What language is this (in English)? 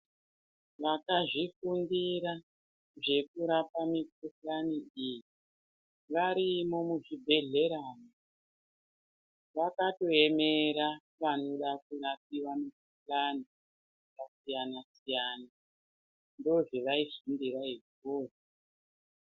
Ndau